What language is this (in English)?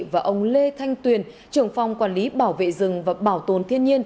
Vietnamese